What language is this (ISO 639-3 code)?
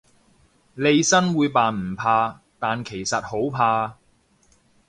yue